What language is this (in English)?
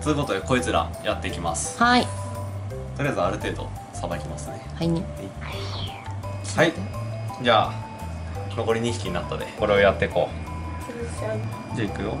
Japanese